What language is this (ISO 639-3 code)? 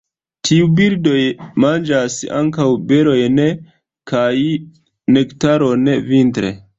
epo